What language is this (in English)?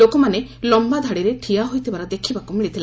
Odia